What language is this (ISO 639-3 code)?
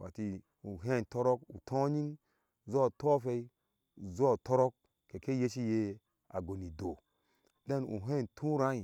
ahs